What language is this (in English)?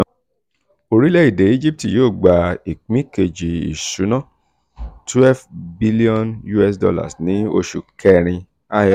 Yoruba